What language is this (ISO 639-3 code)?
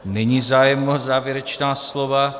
ces